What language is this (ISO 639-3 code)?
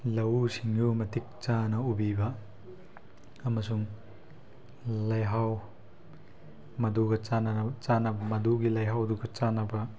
mni